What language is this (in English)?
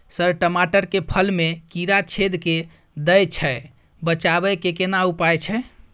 Maithili